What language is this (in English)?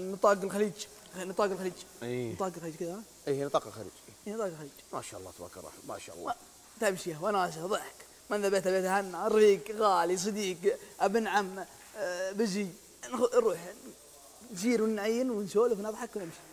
Arabic